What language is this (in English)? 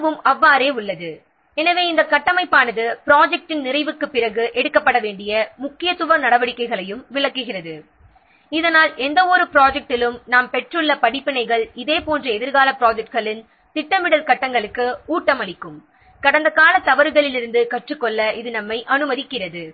Tamil